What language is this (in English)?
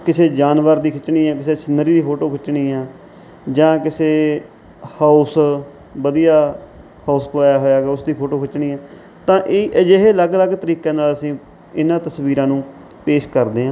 Punjabi